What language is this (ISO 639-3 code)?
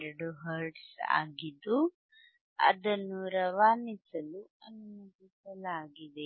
kan